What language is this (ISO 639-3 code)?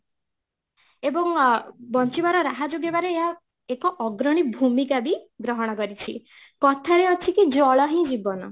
ori